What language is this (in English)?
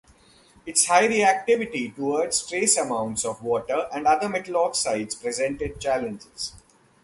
English